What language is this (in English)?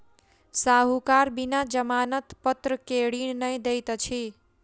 Maithili